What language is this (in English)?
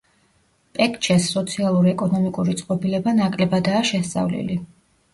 Georgian